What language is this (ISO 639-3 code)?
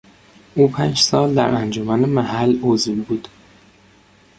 fas